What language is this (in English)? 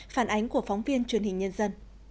Vietnamese